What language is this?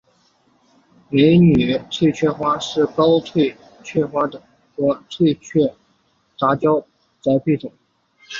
Chinese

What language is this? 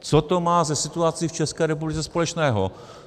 Czech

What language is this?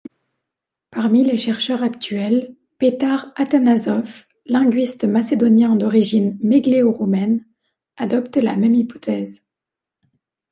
French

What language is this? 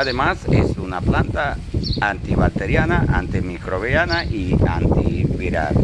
Spanish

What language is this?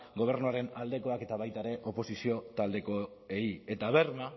Basque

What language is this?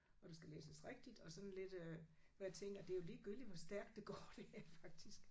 Danish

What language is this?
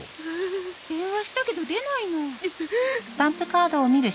Japanese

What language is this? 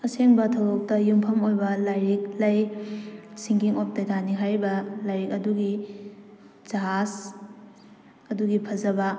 Manipuri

